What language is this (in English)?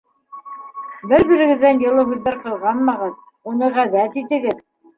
Bashkir